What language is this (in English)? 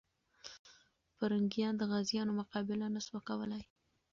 Pashto